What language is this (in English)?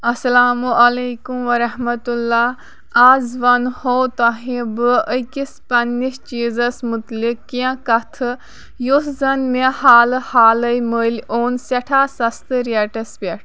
Kashmiri